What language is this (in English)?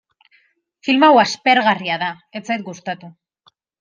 Basque